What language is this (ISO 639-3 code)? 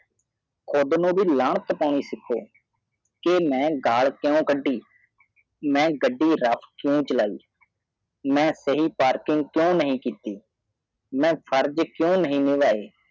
pan